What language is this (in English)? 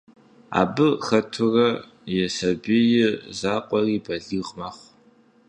Kabardian